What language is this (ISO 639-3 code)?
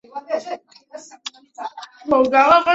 zho